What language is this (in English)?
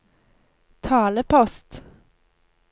Norwegian